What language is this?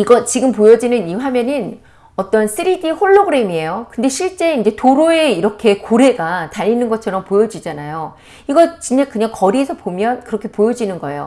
Korean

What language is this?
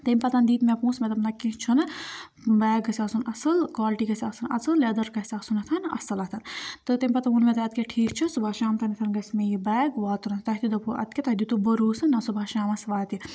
Kashmiri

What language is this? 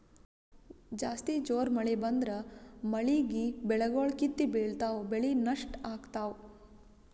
Kannada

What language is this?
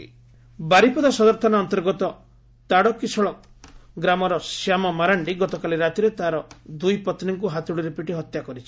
Odia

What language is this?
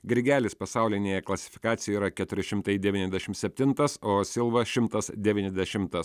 Lithuanian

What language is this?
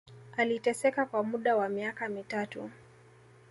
Swahili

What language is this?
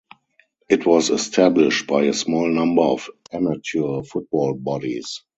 English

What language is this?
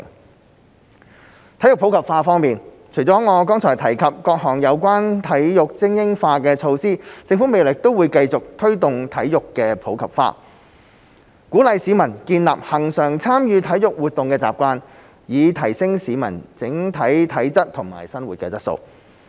Cantonese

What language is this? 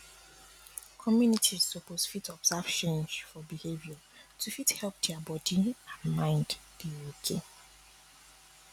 Nigerian Pidgin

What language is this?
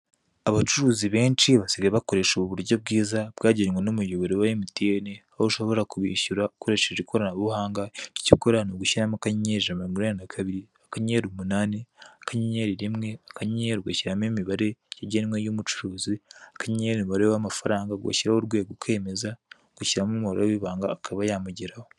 Kinyarwanda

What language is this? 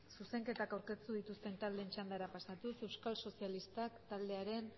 Basque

